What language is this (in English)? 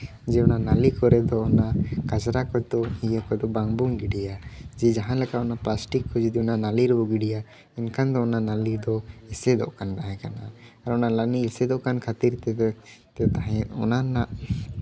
Santali